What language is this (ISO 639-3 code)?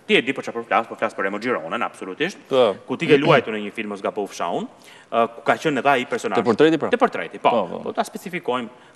ron